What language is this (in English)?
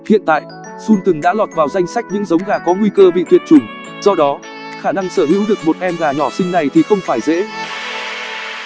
Vietnamese